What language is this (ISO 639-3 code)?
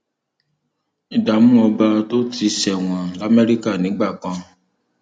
yor